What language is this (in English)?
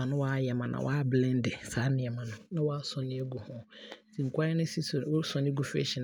Abron